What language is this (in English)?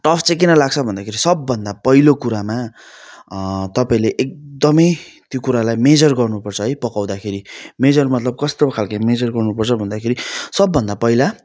Nepali